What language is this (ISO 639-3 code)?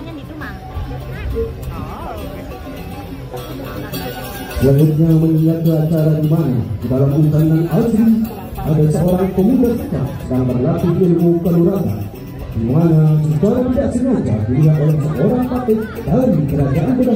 ind